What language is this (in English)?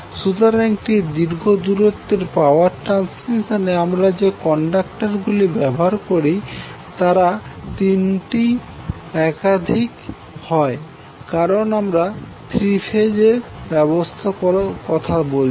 Bangla